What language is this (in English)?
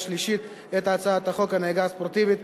Hebrew